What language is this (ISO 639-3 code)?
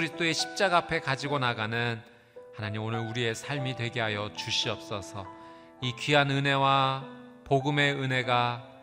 kor